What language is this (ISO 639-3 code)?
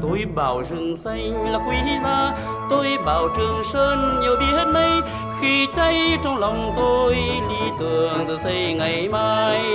vie